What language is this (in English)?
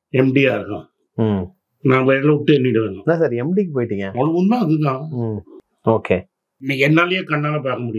Tamil